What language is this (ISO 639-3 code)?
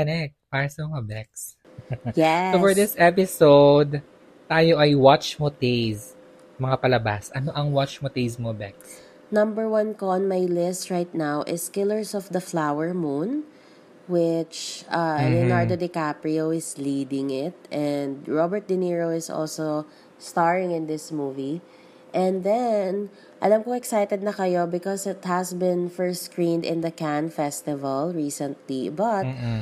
fil